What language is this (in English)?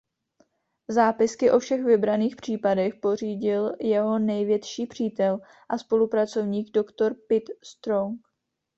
Czech